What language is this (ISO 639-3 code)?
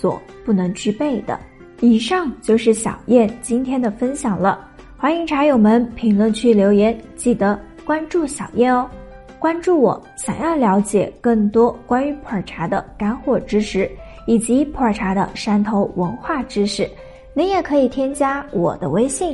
zho